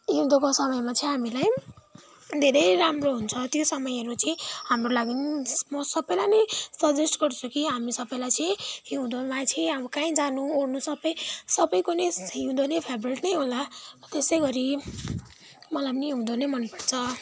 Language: Nepali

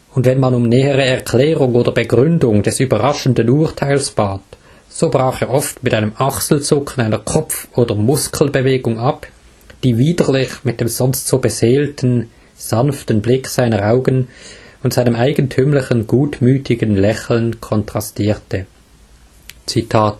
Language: German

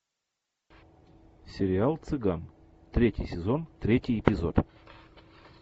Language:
Russian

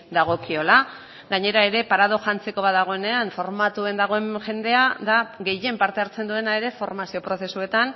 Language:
Basque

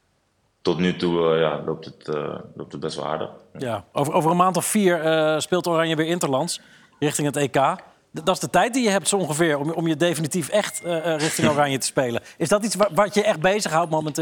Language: Dutch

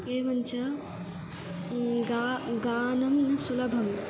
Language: Sanskrit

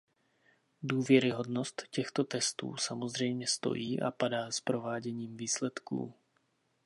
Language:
Czech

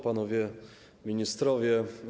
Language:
Polish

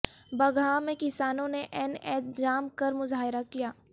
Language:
Urdu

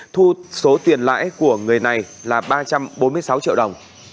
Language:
Vietnamese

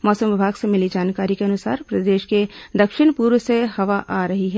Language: Hindi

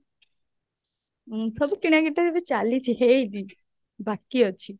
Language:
Odia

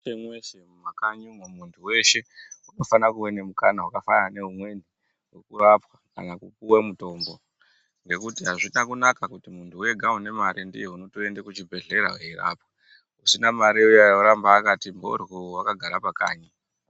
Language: Ndau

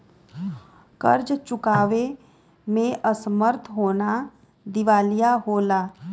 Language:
Bhojpuri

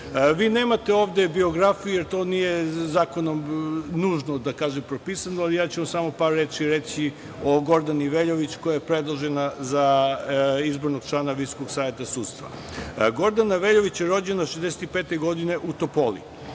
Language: Serbian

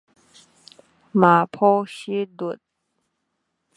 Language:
Min Nan Chinese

